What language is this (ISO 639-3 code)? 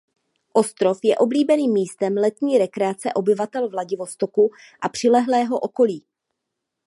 ces